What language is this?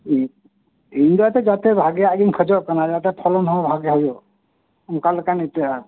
Santali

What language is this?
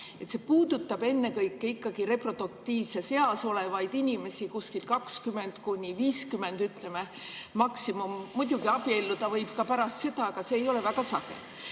Estonian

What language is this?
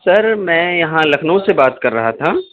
Urdu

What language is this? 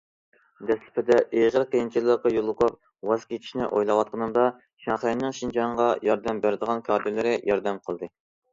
Uyghur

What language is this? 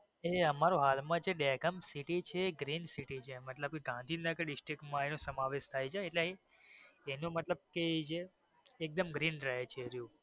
Gujarati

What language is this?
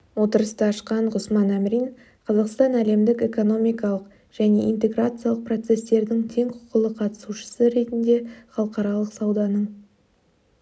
Kazakh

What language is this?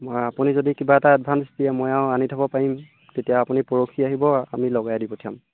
Assamese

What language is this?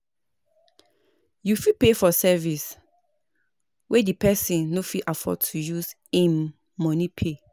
Nigerian Pidgin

